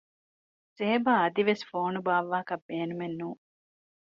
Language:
Divehi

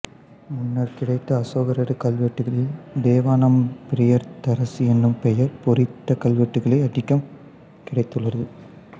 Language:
Tamil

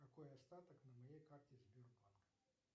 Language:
Russian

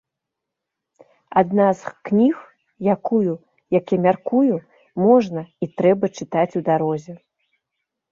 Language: Belarusian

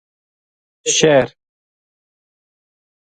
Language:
Gujari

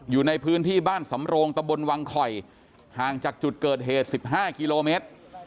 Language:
Thai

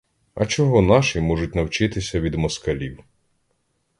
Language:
Ukrainian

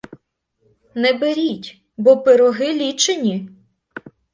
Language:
Ukrainian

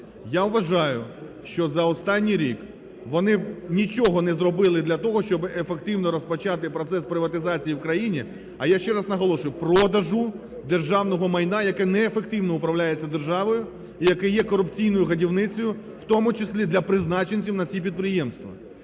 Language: Ukrainian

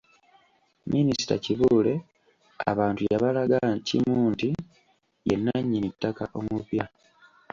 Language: Ganda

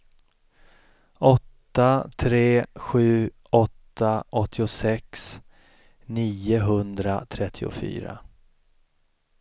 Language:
Swedish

